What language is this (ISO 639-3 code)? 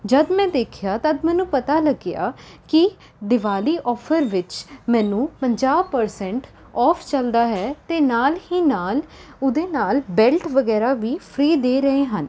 pan